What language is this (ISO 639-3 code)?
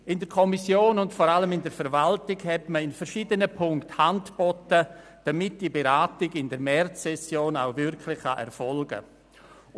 gsw